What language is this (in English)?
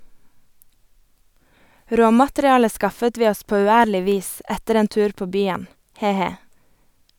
Norwegian